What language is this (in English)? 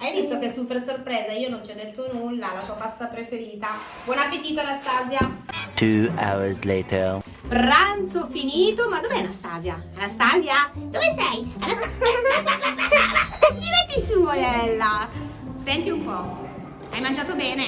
Italian